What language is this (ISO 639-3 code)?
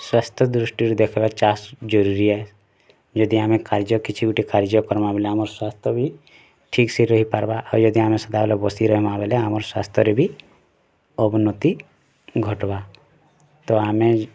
ori